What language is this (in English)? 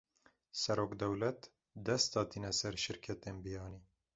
Kurdish